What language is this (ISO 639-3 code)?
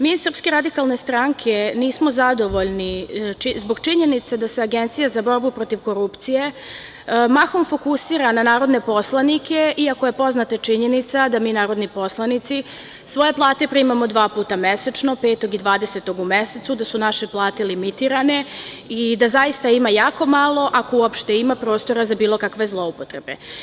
srp